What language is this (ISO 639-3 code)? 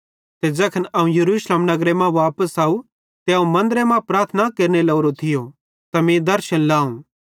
bhd